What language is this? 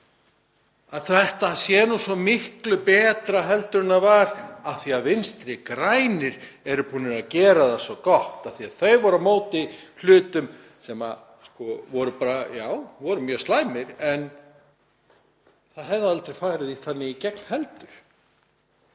Icelandic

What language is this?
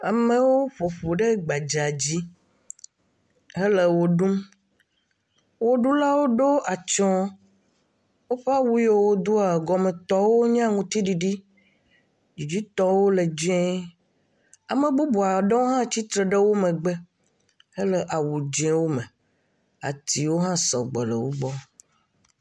Ewe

